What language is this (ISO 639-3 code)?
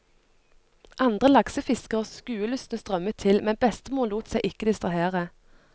nor